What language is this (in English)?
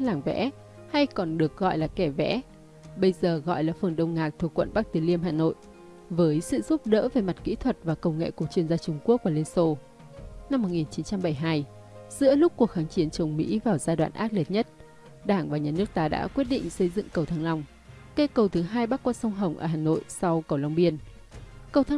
Vietnamese